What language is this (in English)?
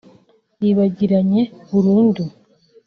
Kinyarwanda